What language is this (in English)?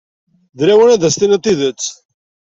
Kabyle